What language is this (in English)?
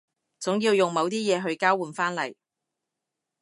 Cantonese